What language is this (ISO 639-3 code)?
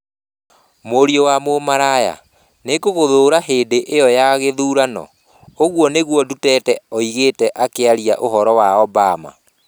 kik